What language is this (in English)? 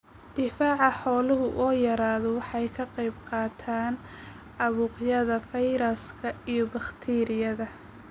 Somali